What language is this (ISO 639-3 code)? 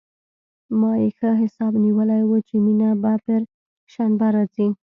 pus